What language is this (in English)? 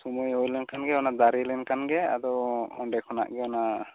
Santali